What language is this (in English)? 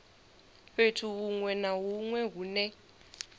Venda